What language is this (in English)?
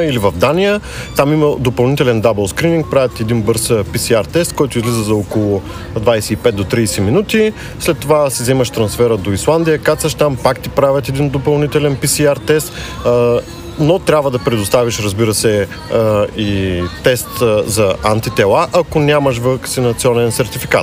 Bulgarian